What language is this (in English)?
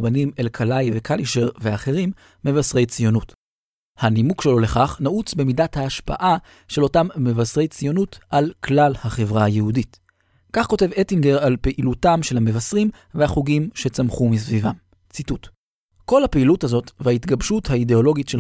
Hebrew